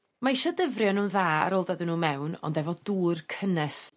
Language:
Welsh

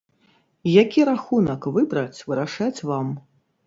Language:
Belarusian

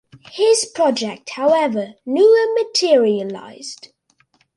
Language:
English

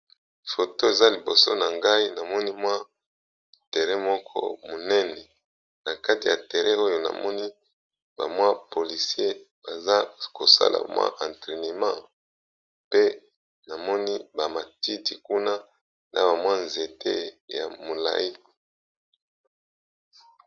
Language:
Lingala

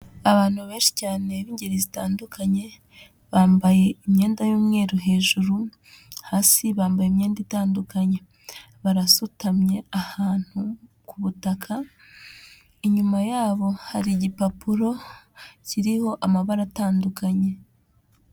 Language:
Kinyarwanda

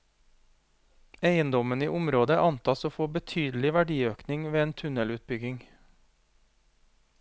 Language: Norwegian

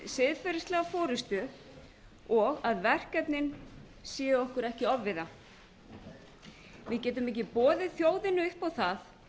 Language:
Icelandic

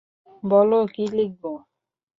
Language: Bangla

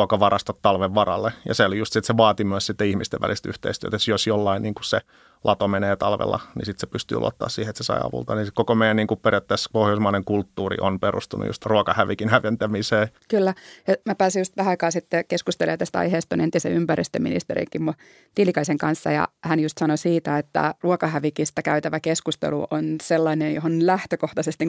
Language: Finnish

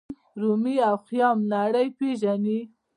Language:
Pashto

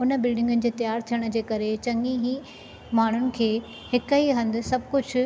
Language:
Sindhi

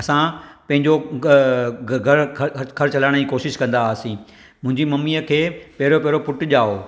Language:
Sindhi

